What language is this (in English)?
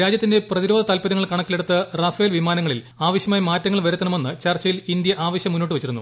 Malayalam